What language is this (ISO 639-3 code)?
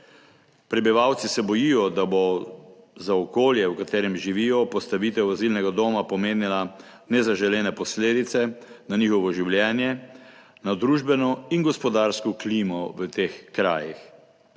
slv